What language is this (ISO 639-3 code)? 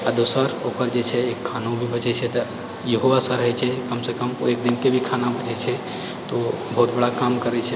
mai